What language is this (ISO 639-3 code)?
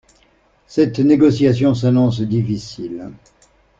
fra